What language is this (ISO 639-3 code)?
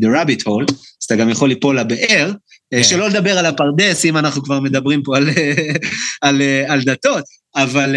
heb